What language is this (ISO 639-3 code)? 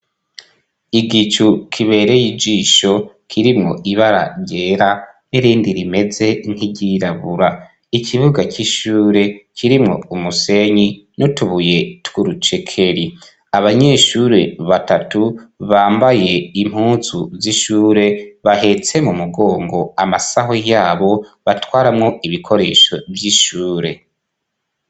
run